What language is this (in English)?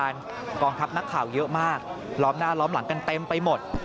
Thai